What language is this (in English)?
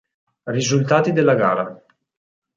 Italian